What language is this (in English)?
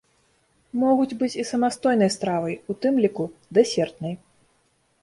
Belarusian